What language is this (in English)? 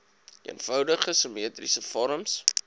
Afrikaans